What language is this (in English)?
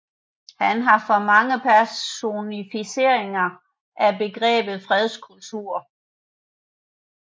Danish